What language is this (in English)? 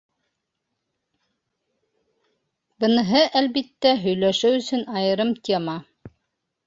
Bashkir